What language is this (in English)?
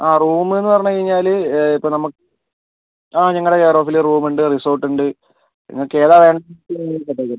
Malayalam